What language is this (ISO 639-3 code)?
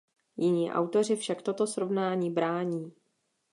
ces